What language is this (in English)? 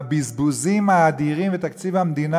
Hebrew